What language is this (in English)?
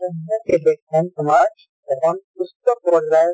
Assamese